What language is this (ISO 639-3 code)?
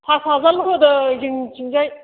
brx